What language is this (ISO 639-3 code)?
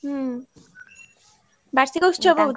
ori